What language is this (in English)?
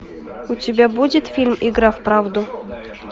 Russian